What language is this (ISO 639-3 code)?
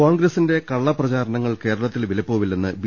mal